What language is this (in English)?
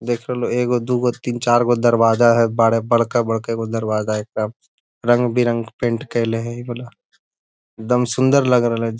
Magahi